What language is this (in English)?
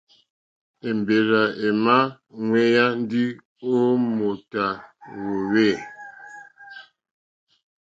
Mokpwe